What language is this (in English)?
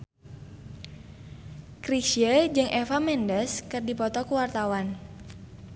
Sundanese